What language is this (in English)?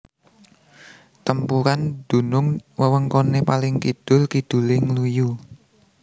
Javanese